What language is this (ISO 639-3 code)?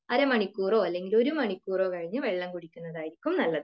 mal